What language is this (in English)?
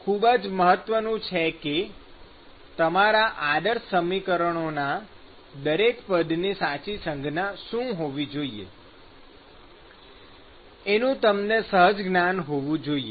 Gujarati